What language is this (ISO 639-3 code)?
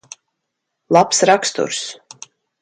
lav